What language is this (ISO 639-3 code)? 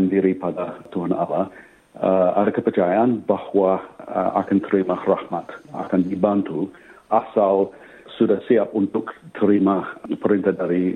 ind